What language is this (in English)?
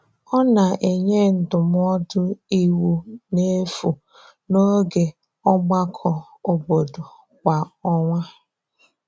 Igbo